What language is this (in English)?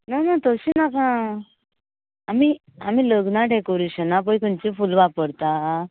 Konkani